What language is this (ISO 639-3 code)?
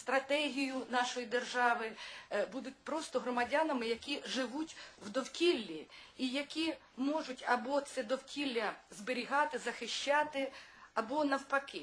ukr